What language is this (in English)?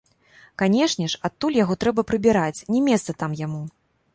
Belarusian